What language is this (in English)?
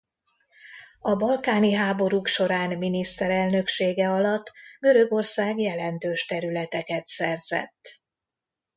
Hungarian